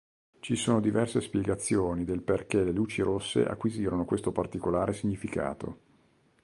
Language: Italian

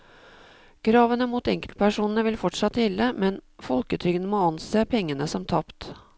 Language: Norwegian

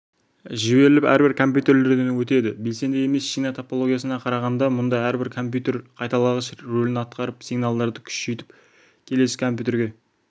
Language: Kazakh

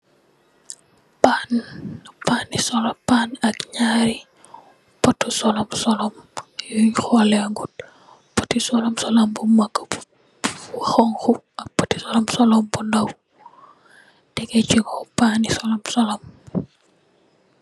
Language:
Wolof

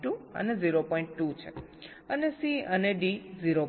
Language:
Gujarati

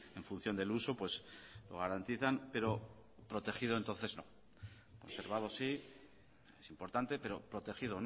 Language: Spanish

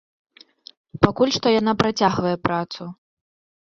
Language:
Belarusian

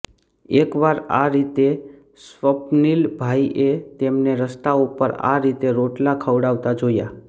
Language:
Gujarati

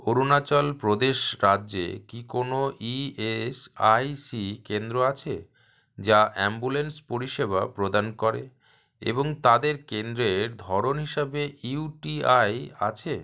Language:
Bangla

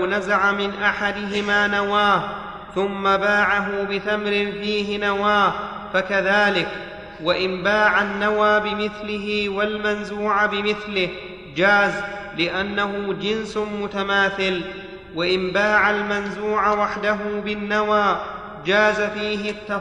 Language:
Arabic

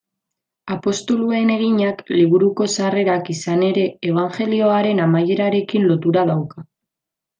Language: Basque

